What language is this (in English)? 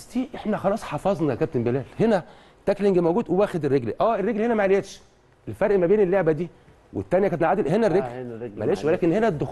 Arabic